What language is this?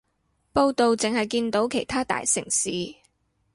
Cantonese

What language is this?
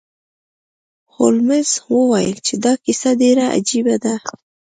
Pashto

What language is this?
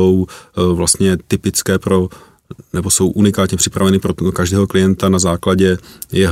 Czech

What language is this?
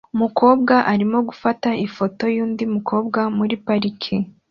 Kinyarwanda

